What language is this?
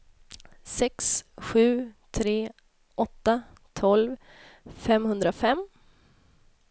Swedish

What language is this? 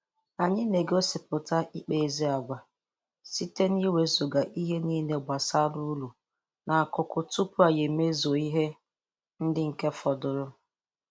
Igbo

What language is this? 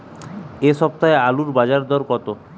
Bangla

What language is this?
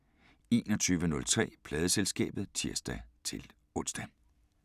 Danish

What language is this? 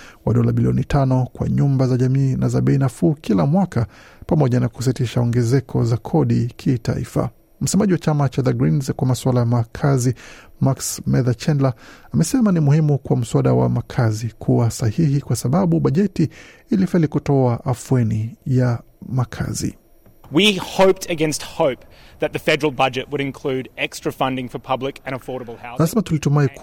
Swahili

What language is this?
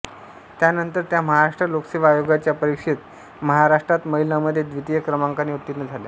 Marathi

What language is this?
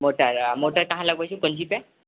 Maithili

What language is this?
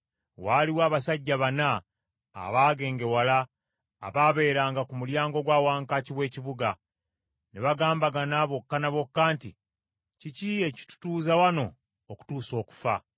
Ganda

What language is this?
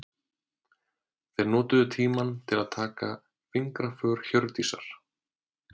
Icelandic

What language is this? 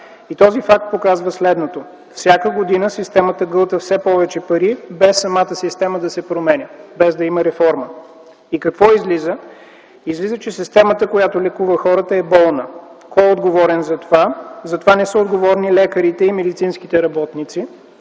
Bulgarian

